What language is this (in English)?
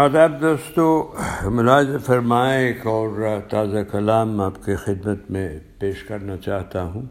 Urdu